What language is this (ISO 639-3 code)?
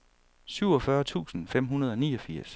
dan